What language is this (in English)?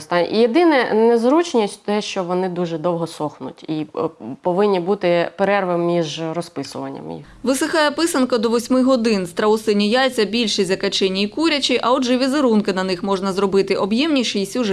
Ukrainian